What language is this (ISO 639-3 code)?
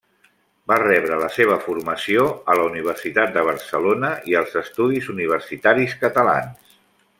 cat